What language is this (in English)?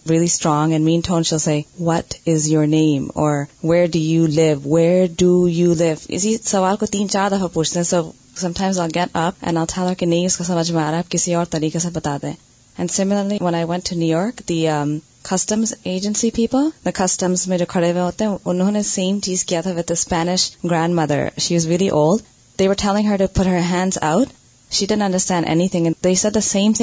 Urdu